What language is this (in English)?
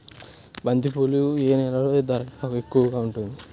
Telugu